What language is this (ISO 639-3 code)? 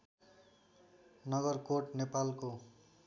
nep